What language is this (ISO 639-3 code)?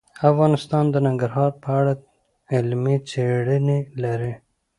pus